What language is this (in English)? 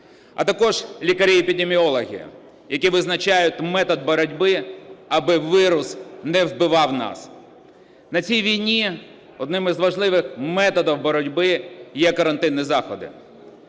Ukrainian